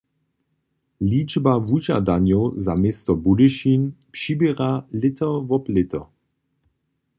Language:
Upper Sorbian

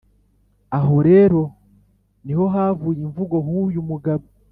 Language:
Kinyarwanda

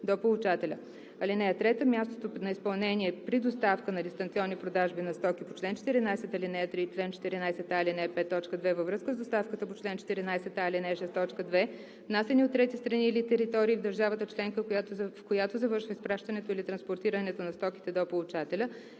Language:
Bulgarian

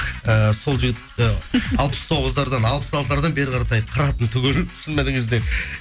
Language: Kazakh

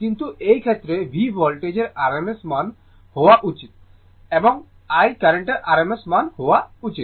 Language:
Bangla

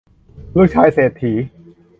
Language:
Thai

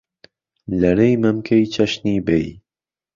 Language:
Central Kurdish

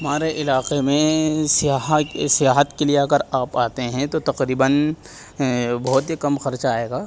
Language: Urdu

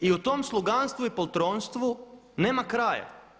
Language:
Croatian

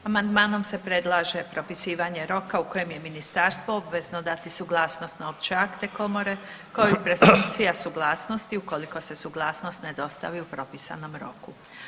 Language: Croatian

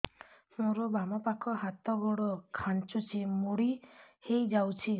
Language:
Odia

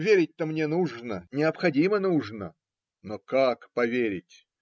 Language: Russian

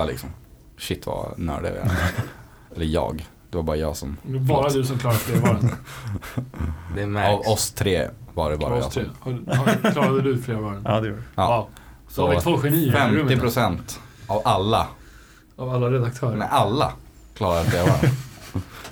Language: Swedish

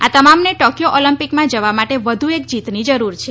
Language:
Gujarati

